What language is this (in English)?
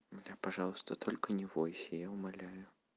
Russian